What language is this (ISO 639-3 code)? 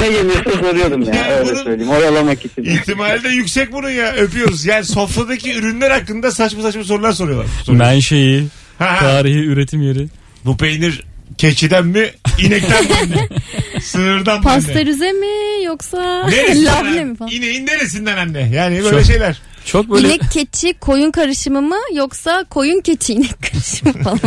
tur